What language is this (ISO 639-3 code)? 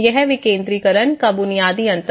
hin